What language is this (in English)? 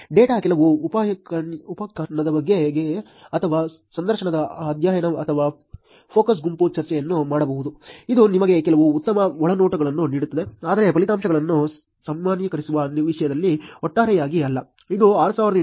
Kannada